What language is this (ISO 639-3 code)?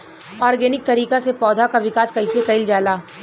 bho